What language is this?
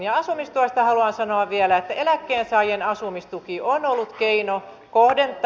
Finnish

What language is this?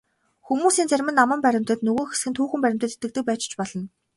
Mongolian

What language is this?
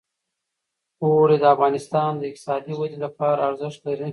Pashto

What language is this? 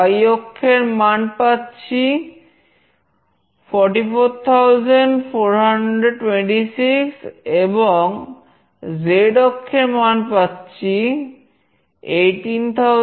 Bangla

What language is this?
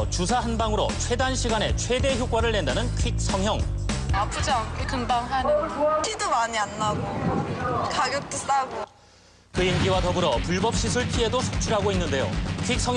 Korean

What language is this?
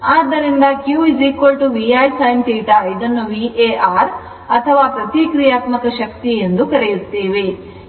Kannada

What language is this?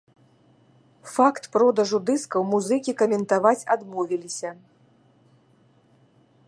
Belarusian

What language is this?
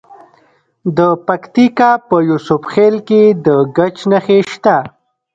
Pashto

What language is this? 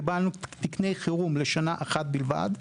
Hebrew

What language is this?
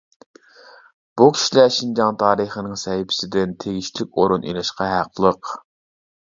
Uyghur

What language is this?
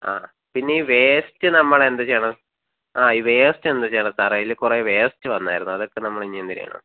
Malayalam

